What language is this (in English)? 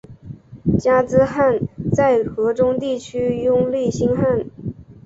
Chinese